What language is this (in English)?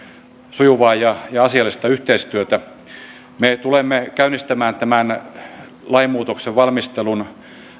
Finnish